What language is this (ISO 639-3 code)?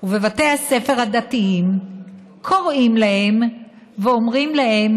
heb